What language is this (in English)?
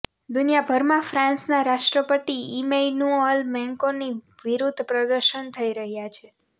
Gujarati